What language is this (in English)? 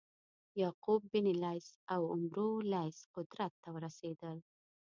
Pashto